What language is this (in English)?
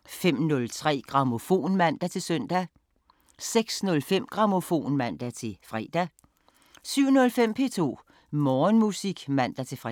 Danish